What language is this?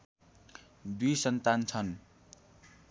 Nepali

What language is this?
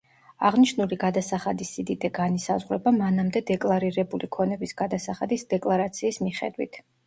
Georgian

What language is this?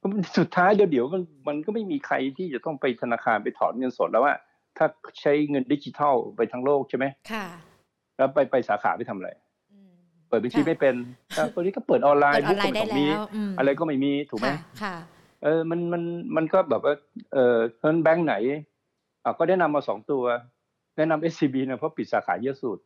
Thai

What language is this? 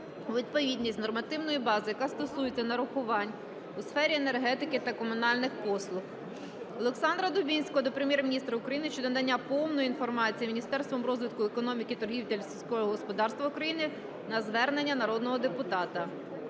Ukrainian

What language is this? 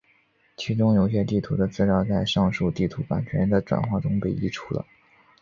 Chinese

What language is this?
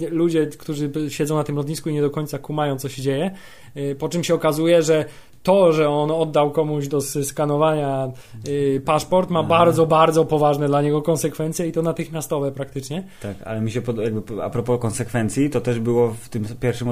Polish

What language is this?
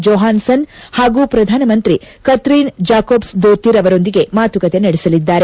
Kannada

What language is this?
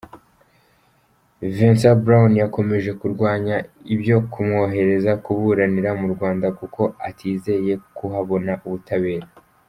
Kinyarwanda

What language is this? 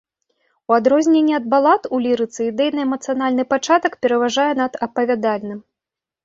Belarusian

